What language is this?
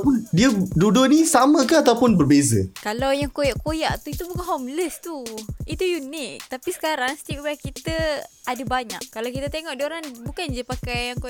Malay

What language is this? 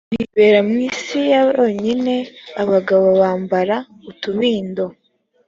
Kinyarwanda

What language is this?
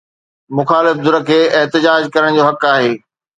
Sindhi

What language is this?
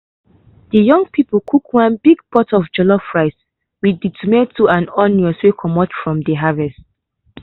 Nigerian Pidgin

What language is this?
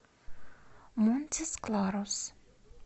Russian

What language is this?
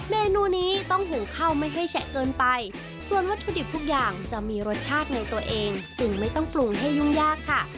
Thai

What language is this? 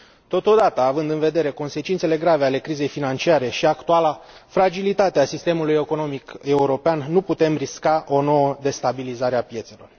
Romanian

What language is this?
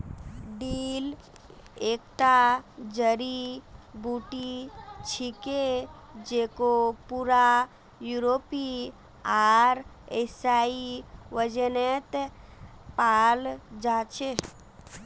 Magahi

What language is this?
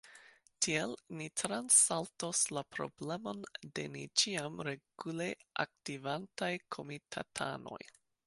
Esperanto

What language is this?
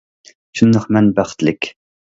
Uyghur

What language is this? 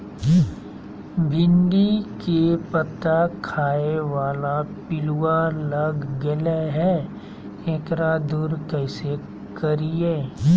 Magahi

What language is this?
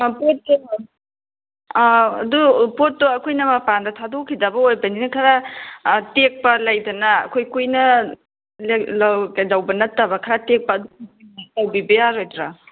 Manipuri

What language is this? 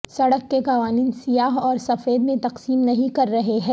Urdu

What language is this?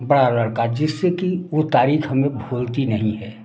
Hindi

